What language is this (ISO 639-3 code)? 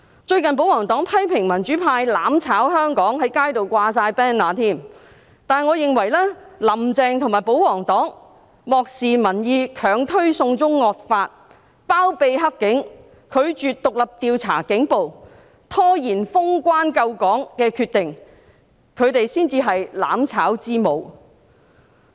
yue